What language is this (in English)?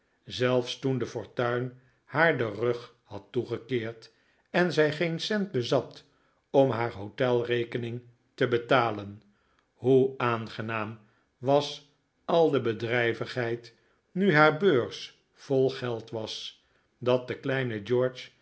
Dutch